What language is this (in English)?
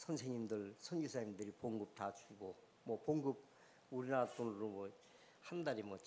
Korean